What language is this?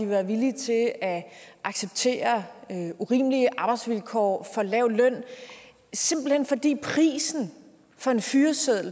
Danish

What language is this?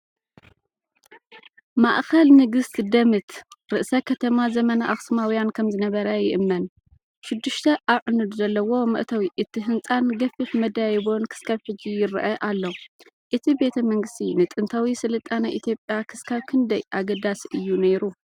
Tigrinya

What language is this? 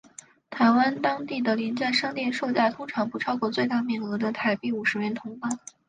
Chinese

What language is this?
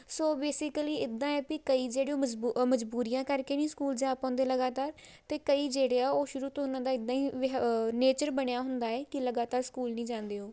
Punjabi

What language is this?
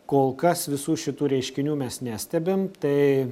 Lithuanian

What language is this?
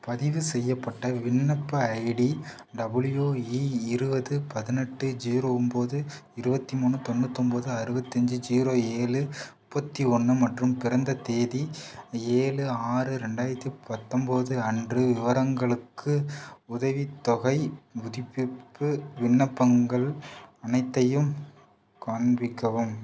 Tamil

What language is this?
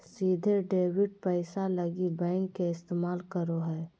Magahi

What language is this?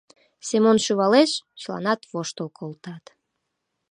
Mari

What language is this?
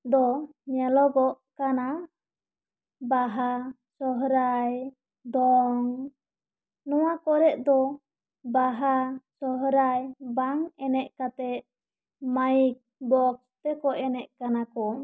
Santali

